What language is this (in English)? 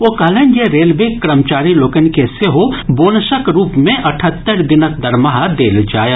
Maithili